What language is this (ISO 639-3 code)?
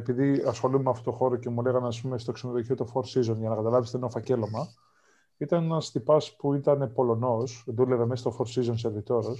ell